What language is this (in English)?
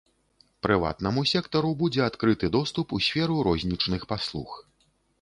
Belarusian